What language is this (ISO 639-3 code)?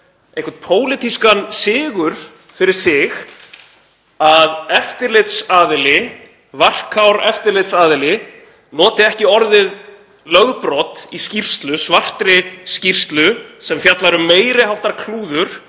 isl